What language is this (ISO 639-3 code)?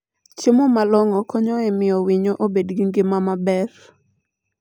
luo